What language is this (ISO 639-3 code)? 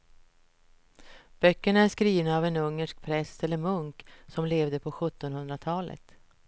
swe